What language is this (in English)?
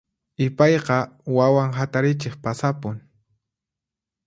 Puno Quechua